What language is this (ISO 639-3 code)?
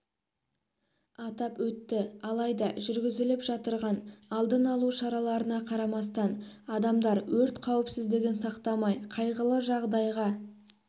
kaz